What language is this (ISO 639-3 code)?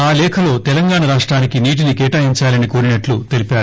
tel